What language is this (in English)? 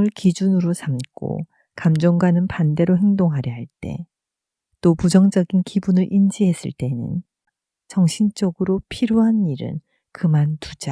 Korean